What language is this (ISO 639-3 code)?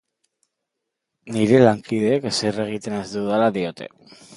eus